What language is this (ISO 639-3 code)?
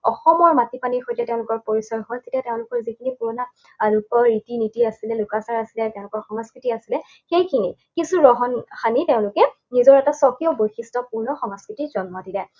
asm